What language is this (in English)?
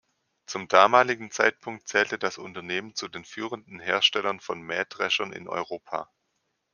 German